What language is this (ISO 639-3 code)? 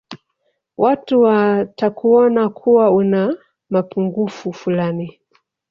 swa